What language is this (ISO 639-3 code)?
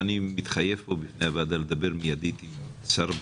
heb